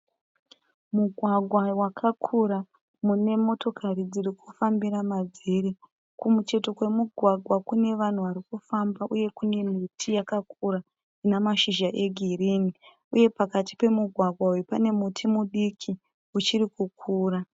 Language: Shona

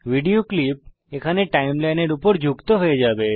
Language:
Bangla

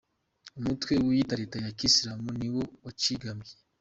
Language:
Kinyarwanda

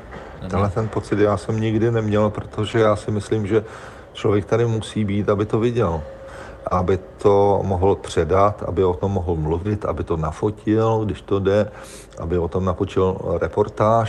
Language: Czech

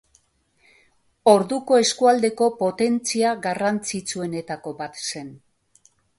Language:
Basque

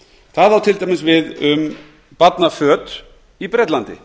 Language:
Icelandic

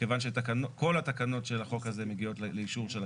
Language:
Hebrew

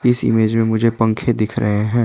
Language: Hindi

